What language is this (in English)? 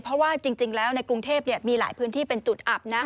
Thai